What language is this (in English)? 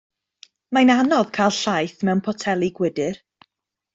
Welsh